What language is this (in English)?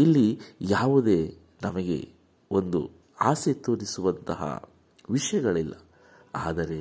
Kannada